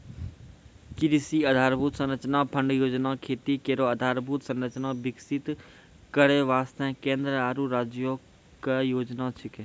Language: Maithili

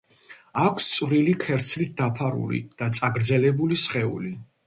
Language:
Georgian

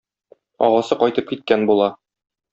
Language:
Tatar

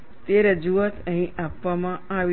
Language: Gujarati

